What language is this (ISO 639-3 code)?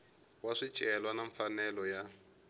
tso